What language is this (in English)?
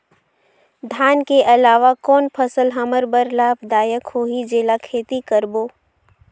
Chhattisgarhi